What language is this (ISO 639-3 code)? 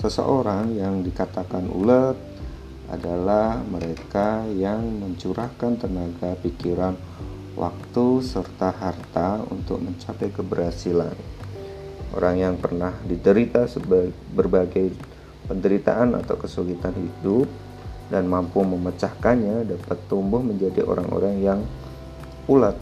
ind